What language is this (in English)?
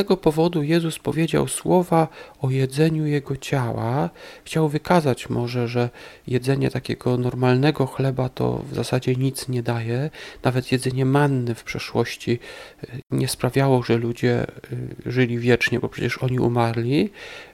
Polish